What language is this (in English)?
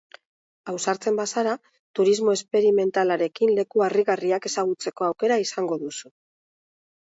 Basque